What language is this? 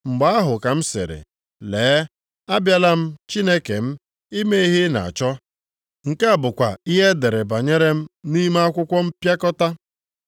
Igbo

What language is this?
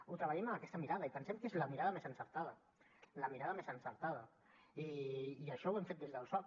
Catalan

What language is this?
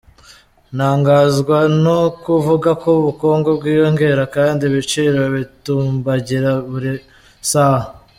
Kinyarwanda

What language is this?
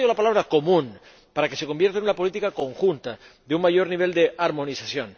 Spanish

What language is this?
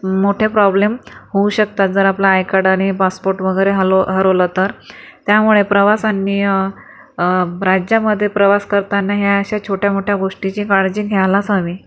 Marathi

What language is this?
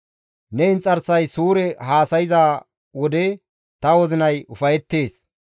Gamo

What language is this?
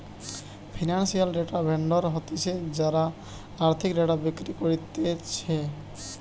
Bangla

